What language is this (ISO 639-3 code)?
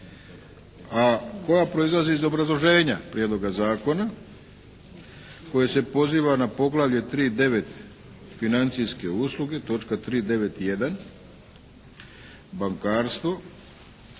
hrv